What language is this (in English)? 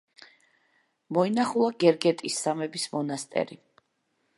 Georgian